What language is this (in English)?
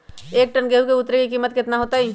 Magahi